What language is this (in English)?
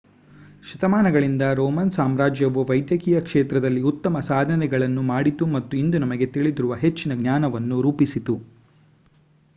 Kannada